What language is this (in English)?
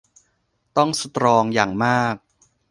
Thai